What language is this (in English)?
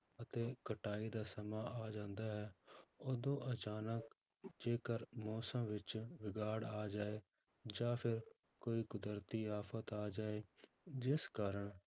Punjabi